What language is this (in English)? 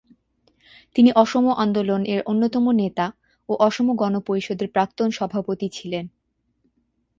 Bangla